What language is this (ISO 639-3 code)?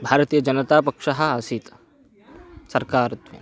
san